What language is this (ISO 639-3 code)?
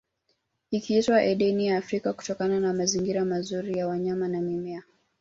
swa